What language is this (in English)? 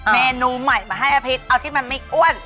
Thai